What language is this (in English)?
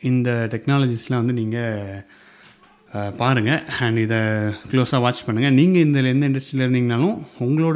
Tamil